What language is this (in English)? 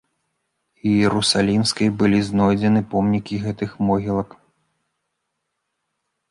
Belarusian